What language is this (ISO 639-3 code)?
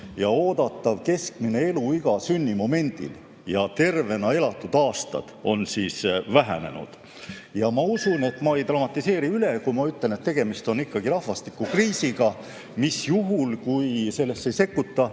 est